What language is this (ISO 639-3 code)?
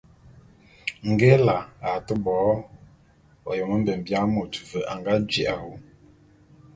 bum